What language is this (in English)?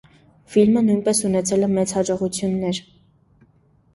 Armenian